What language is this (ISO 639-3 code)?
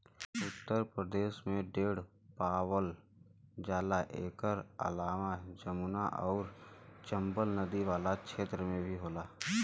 bho